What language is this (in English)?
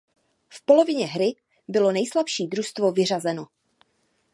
Czech